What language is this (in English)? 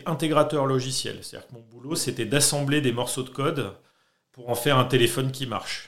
French